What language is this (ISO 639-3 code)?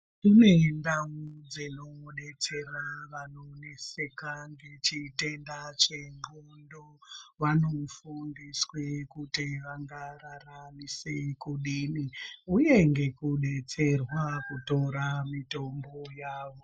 ndc